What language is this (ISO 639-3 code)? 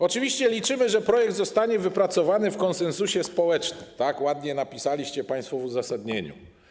pol